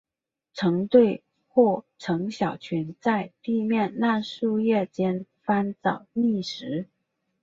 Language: Chinese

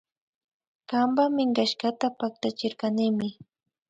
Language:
Imbabura Highland Quichua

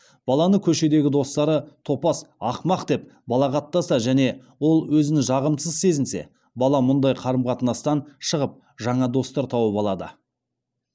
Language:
Kazakh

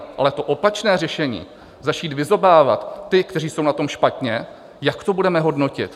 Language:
Czech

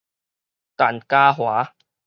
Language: Min Nan Chinese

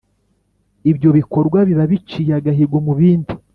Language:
Kinyarwanda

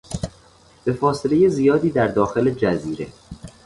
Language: Persian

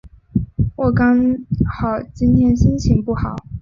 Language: Chinese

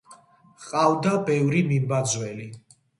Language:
Georgian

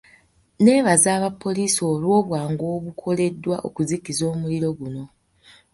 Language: Ganda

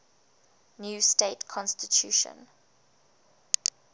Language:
English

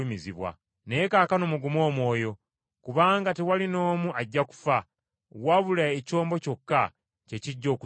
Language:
Ganda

